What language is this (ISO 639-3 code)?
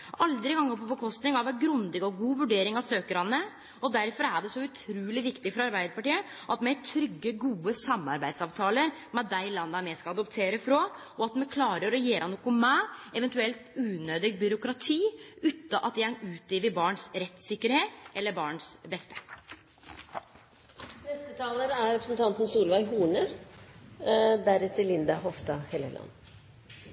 nno